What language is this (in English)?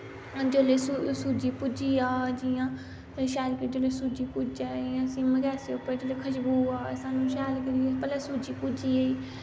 Dogri